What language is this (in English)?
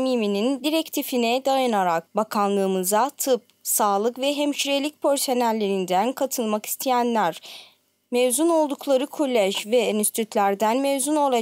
Turkish